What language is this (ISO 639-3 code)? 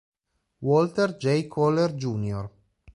ita